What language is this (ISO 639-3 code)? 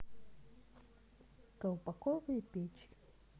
rus